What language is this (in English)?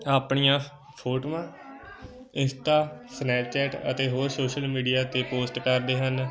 Punjabi